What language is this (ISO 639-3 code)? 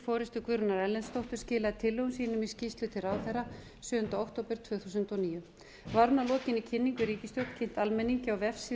isl